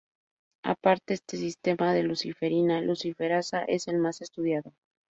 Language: Spanish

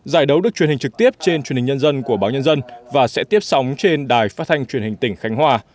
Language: Vietnamese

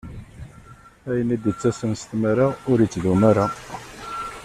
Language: Kabyle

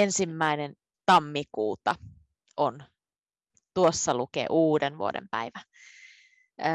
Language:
Finnish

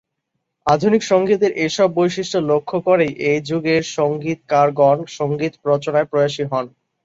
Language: Bangla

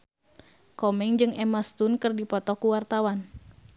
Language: Sundanese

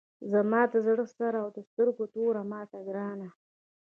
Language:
Pashto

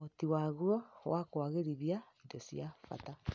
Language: Kikuyu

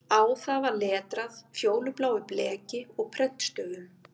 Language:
Icelandic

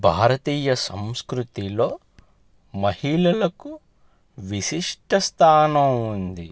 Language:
Telugu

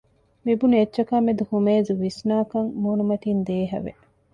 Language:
Divehi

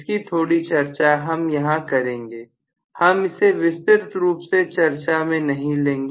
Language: Hindi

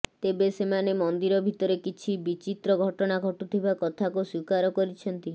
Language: Odia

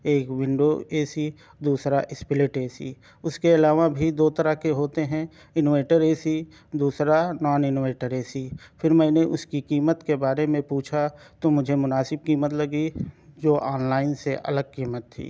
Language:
Urdu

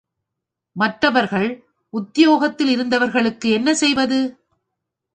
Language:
Tamil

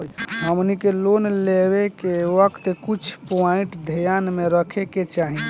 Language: Bhojpuri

